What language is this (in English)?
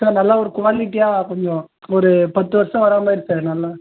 Tamil